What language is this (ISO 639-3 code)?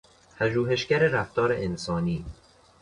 fas